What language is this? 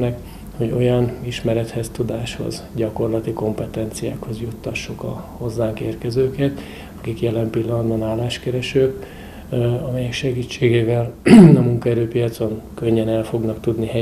Hungarian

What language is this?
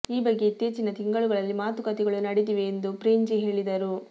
Kannada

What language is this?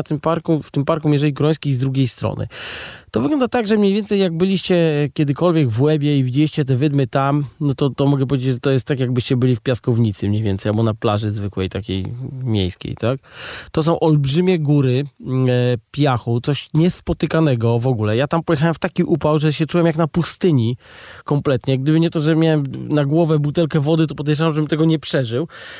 Polish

